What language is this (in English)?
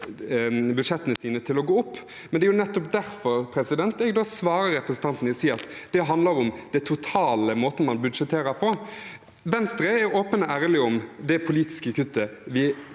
Norwegian